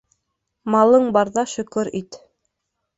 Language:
Bashkir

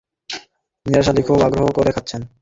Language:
Bangla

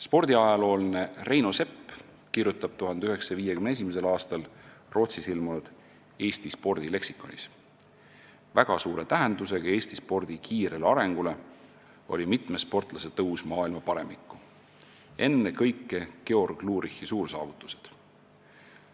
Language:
Estonian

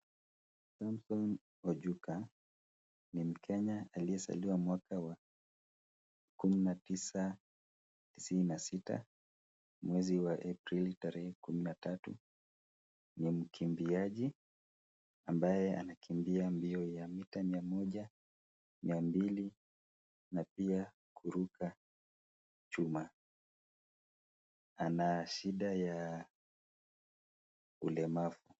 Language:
Swahili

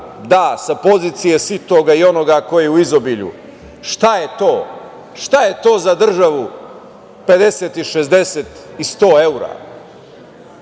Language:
Serbian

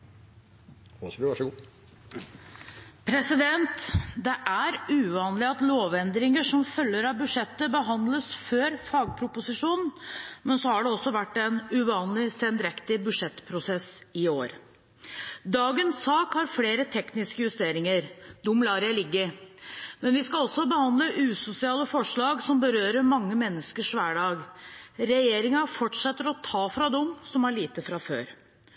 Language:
Norwegian Bokmål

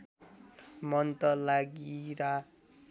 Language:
Nepali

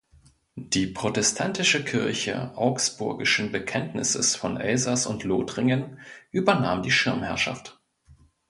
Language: German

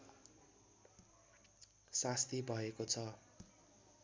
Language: Nepali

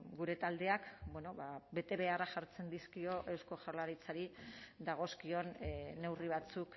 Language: Basque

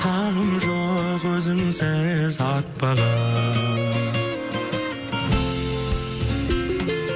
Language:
Kazakh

